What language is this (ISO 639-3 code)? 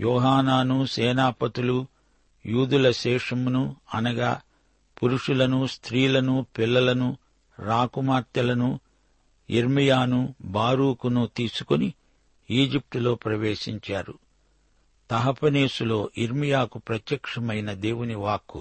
tel